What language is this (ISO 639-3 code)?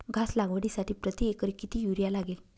mar